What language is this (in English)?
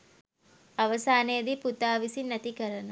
Sinhala